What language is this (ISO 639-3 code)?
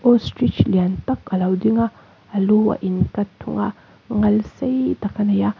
lus